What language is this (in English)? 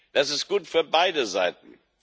German